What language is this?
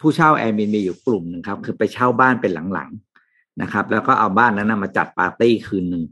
Thai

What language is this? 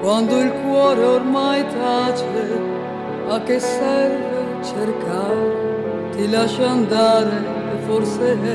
Italian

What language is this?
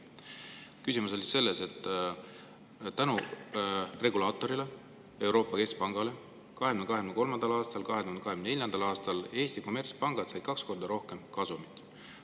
Estonian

